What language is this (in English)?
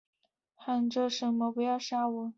Chinese